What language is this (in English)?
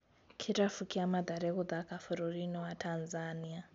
Kikuyu